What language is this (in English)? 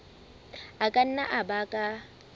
Southern Sotho